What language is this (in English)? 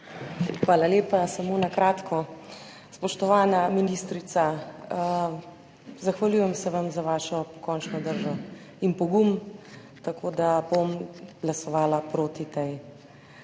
Slovenian